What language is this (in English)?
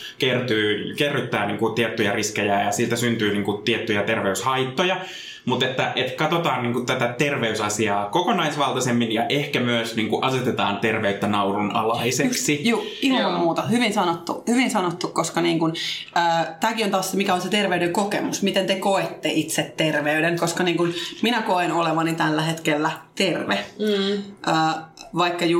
Finnish